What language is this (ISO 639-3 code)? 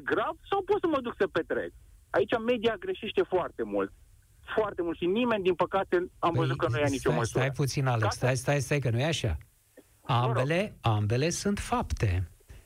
ron